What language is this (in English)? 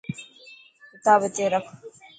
Dhatki